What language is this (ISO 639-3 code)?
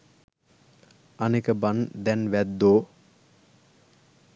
sin